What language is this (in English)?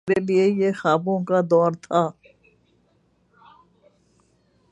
Urdu